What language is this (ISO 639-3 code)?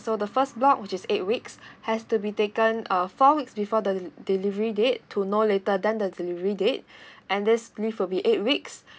eng